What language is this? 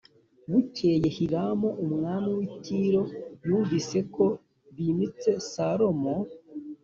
Kinyarwanda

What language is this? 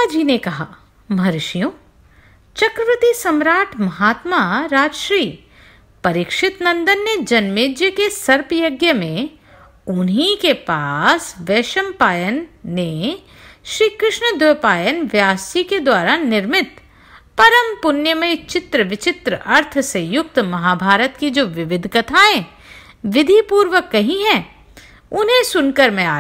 Hindi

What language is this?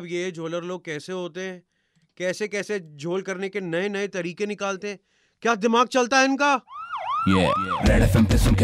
Hindi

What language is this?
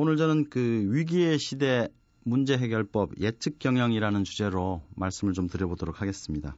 Korean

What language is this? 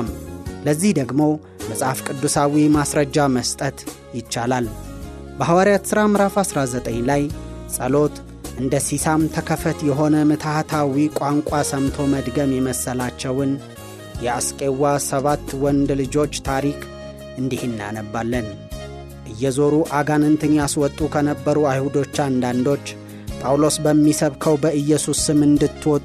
Amharic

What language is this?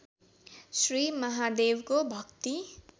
Nepali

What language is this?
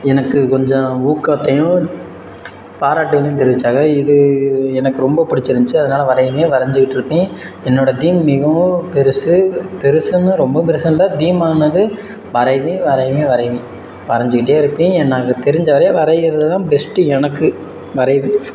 Tamil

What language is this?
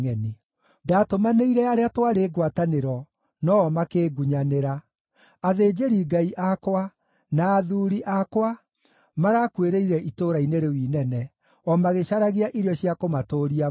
Kikuyu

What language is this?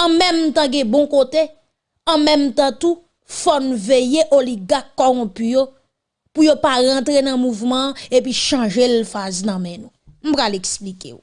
French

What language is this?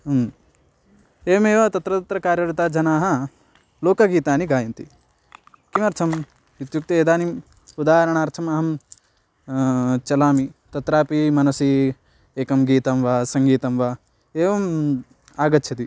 Sanskrit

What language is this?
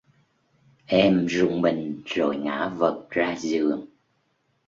Vietnamese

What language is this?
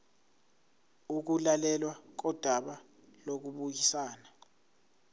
Zulu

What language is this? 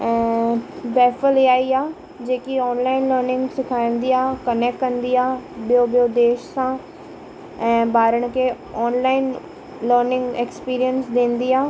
Sindhi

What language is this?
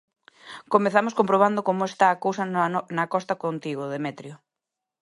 Galician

